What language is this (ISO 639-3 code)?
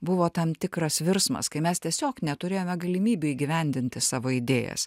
lit